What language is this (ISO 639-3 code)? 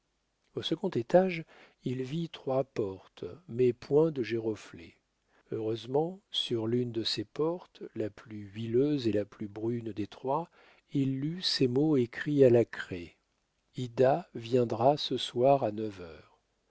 fra